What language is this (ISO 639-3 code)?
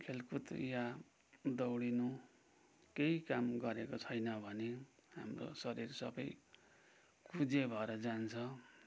nep